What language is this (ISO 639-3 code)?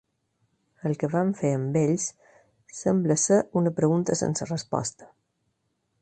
cat